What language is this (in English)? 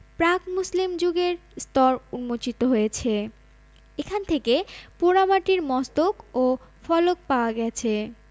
Bangla